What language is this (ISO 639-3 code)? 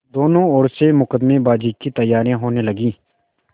hin